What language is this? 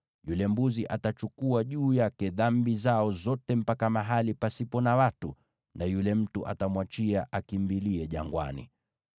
Swahili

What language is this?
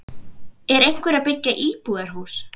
Icelandic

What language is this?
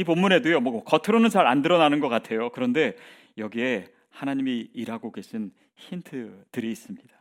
Korean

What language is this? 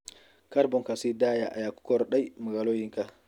Somali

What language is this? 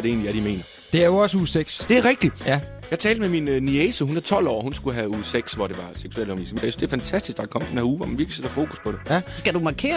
Danish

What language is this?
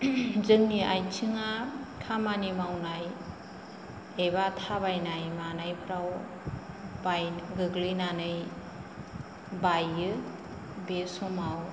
Bodo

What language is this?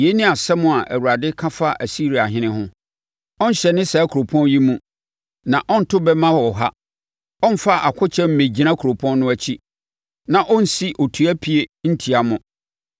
Akan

